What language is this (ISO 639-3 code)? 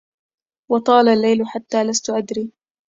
ara